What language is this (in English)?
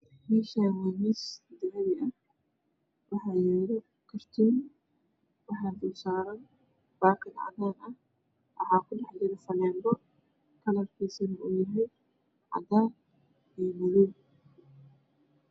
Somali